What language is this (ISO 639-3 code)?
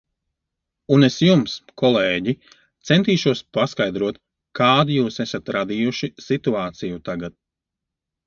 lav